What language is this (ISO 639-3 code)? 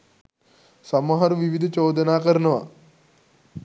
sin